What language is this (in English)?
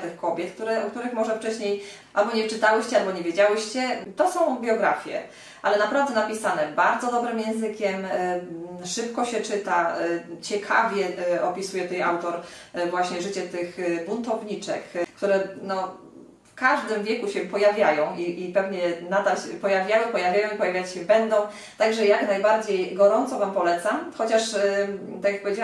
Polish